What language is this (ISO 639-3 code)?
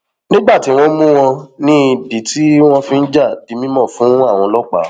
yor